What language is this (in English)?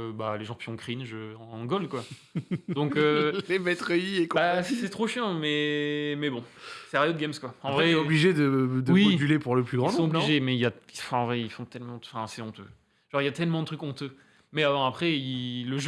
French